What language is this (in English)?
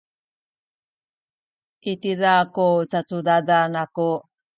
Sakizaya